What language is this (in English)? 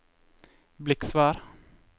Norwegian